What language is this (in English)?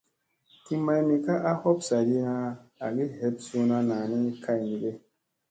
Musey